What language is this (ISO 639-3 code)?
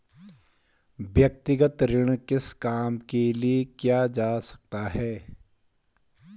hin